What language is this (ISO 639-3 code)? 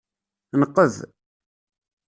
kab